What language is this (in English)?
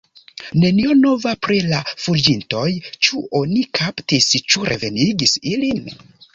Esperanto